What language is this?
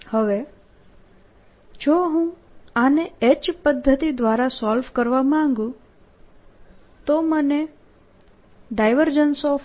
Gujarati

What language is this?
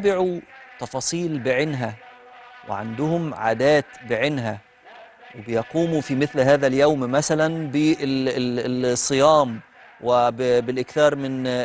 Arabic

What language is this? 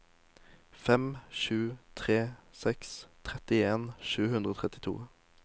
Norwegian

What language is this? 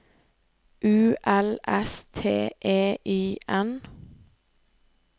Norwegian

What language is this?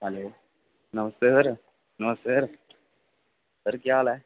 Dogri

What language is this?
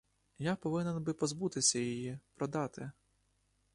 Ukrainian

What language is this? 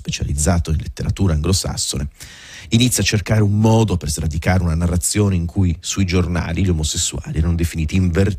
Italian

